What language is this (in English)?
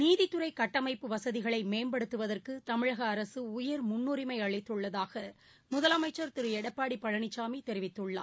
Tamil